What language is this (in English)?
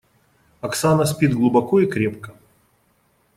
Russian